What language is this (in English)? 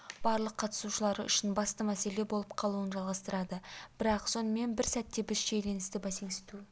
Kazakh